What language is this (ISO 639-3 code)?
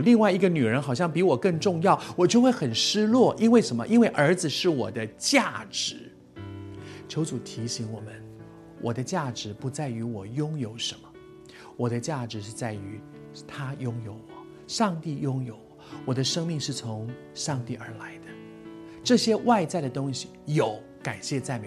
zho